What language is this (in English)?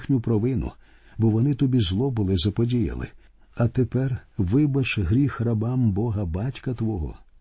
Ukrainian